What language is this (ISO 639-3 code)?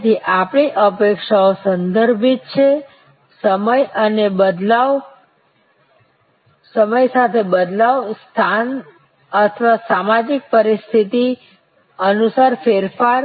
guj